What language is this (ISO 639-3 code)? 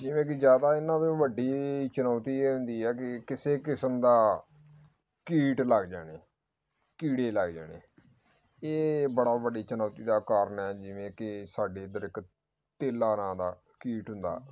pan